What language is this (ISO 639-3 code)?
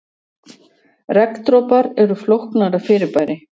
isl